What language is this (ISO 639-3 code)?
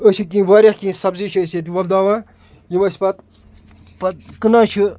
kas